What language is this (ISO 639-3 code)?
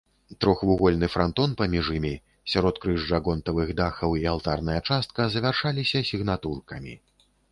bel